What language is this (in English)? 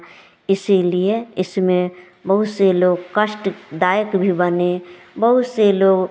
Hindi